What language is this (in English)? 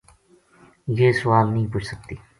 Gujari